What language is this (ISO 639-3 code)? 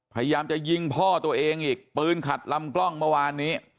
tha